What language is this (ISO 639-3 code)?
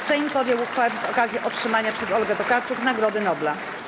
pol